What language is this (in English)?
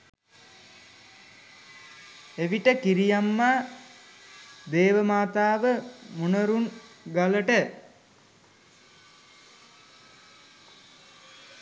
Sinhala